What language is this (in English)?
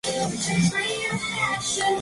Spanish